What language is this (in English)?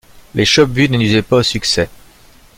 French